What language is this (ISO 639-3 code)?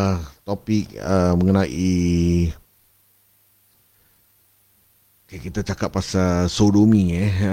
msa